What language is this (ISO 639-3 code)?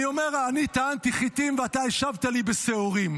heb